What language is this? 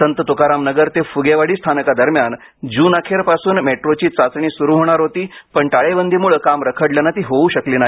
Marathi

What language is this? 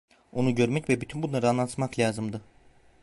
Turkish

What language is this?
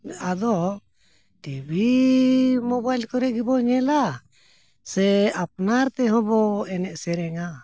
Santali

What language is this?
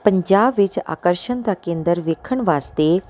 Punjabi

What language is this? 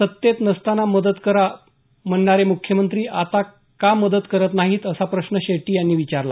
Marathi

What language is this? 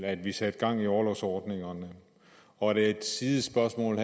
Danish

